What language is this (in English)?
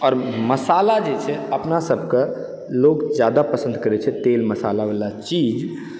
Maithili